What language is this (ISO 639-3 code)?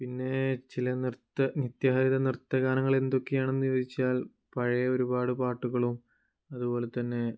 mal